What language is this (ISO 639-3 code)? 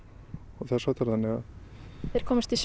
isl